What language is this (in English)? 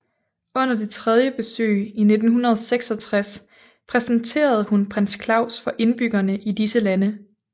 Danish